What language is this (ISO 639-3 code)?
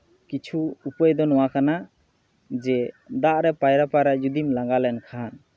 sat